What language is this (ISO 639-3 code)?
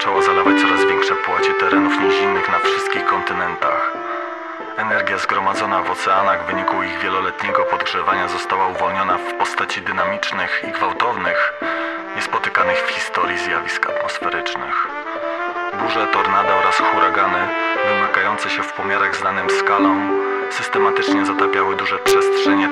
pol